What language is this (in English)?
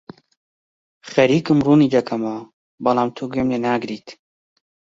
Central Kurdish